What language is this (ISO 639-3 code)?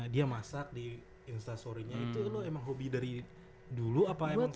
ind